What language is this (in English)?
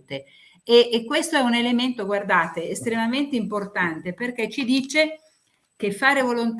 Italian